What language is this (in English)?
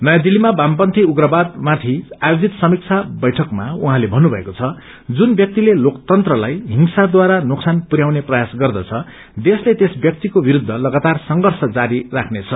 Nepali